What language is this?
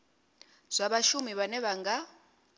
Venda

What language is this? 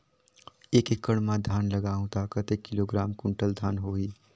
Chhattisgarhi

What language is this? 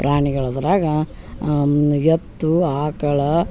Kannada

